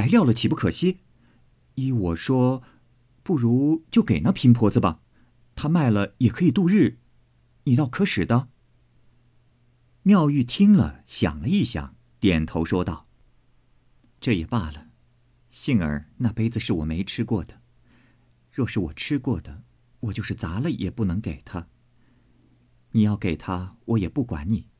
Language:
Chinese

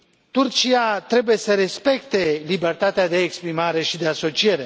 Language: Romanian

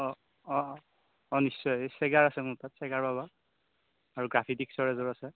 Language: Assamese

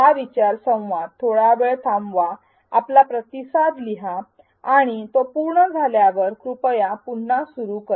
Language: Marathi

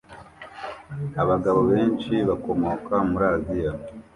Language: Kinyarwanda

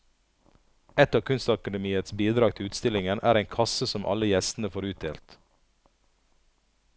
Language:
Norwegian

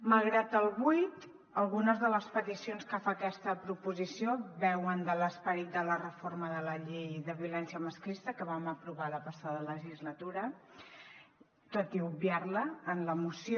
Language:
Catalan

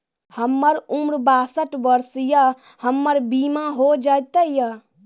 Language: Maithili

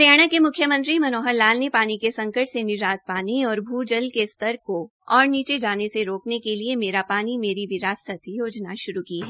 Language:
Hindi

